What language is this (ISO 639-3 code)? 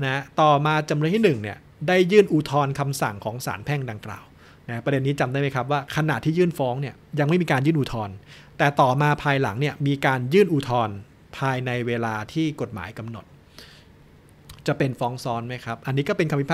tha